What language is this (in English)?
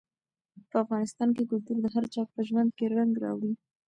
Pashto